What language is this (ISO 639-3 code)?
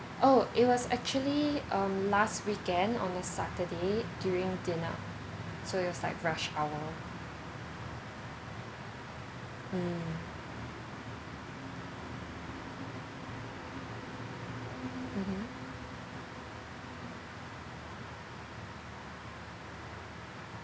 eng